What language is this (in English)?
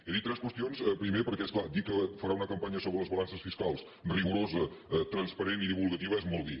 Catalan